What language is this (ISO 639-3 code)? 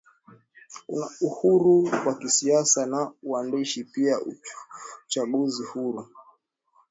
swa